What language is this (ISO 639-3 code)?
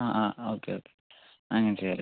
mal